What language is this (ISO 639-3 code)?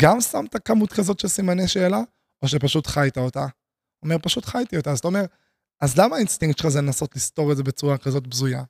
heb